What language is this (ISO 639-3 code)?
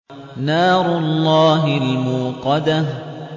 ara